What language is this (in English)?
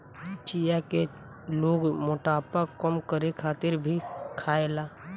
Bhojpuri